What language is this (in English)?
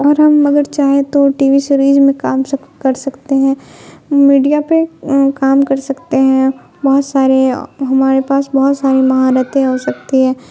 Urdu